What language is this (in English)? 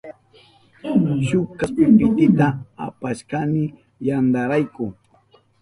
Southern Pastaza Quechua